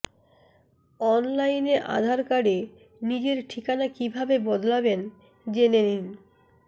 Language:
Bangla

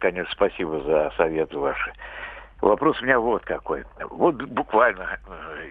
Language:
Russian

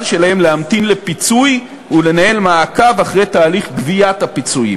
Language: Hebrew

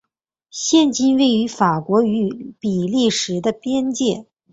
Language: Chinese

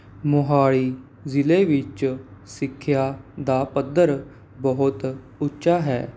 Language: Punjabi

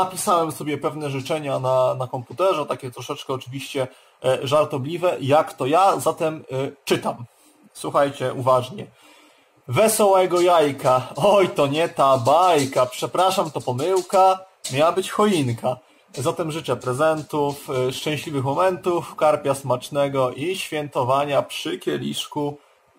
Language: Polish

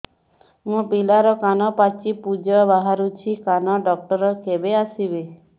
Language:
Odia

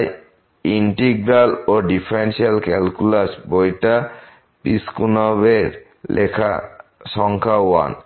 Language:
Bangla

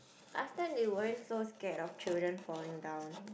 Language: English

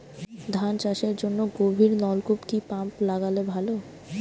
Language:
Bangla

